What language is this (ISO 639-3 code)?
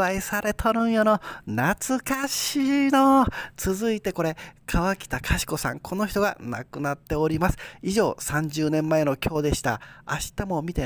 jpn